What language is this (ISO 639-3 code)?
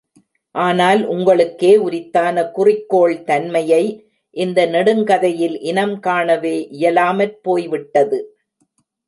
tam